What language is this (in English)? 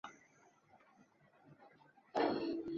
Chinese